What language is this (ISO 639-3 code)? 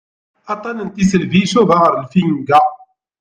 kab